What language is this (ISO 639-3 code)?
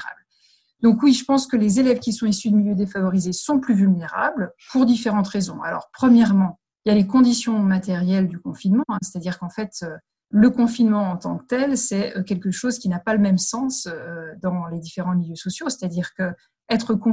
fra